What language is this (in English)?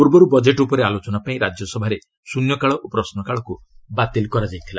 Odia